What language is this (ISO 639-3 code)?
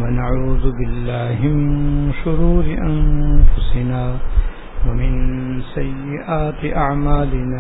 urd